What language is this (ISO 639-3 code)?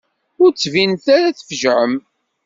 kab